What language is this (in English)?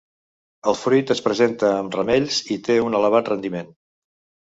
Catalan